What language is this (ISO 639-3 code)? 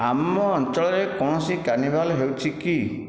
ori